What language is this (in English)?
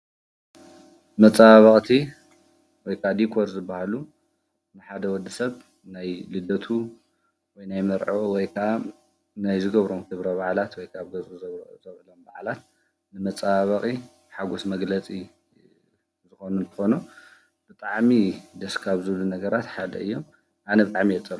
Tigrinya